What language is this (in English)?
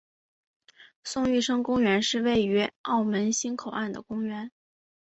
Chinese